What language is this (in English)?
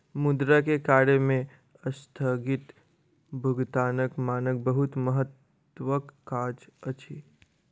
Maithili